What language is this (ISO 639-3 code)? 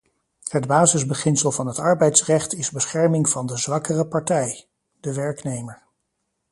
nld